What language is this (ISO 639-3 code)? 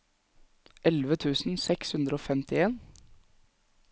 nor